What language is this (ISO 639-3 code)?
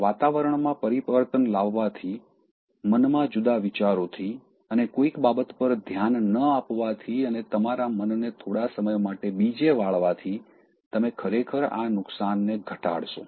guj